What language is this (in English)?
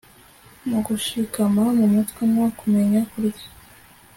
Kinyarwanda